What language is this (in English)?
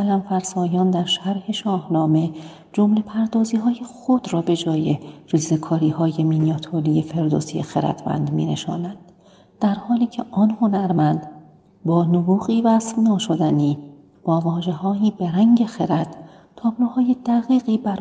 Persian